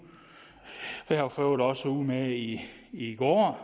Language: Danish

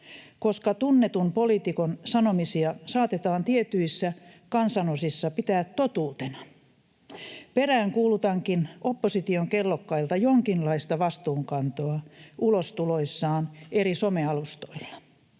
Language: Finnish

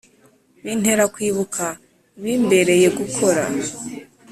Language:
Kinyarwanda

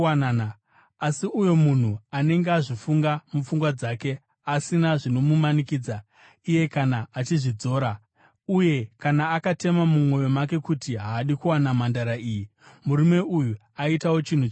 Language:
Shona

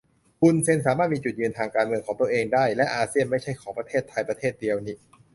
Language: Thai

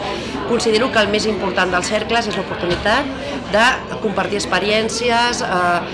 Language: Catalan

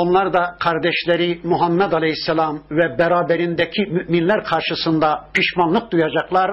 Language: Turkish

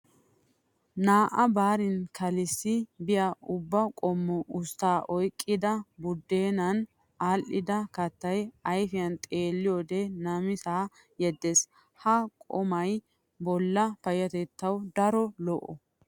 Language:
Wolaytta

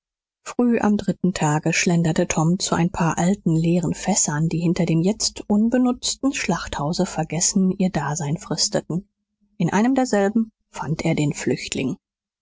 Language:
German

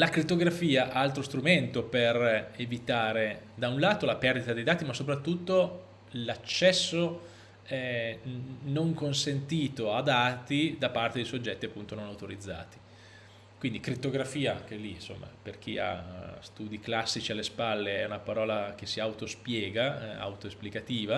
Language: Italian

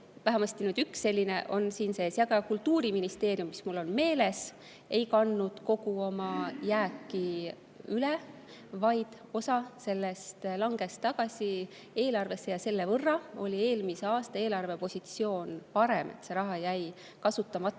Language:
Estonian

